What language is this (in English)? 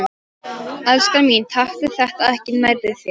Icelandic